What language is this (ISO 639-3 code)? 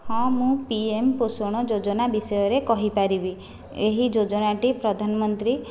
ori